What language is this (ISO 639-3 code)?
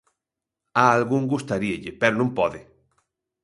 glg